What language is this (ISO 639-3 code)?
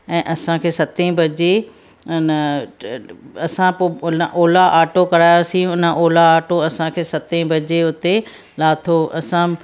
snd